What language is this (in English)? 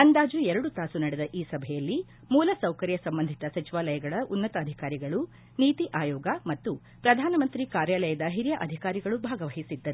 Kannada